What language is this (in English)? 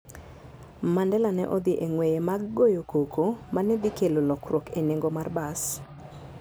Luo (Kenya and Tanzania)